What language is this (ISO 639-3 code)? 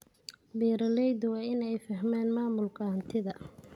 som